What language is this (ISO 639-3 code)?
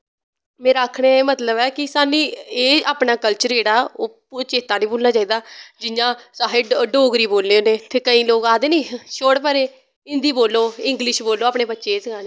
doi